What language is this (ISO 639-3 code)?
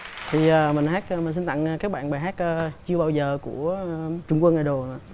vie